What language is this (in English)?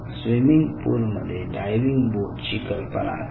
Marathi